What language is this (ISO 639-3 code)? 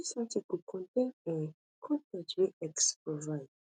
pcm